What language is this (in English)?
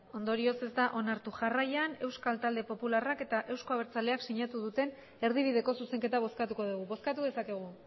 Basque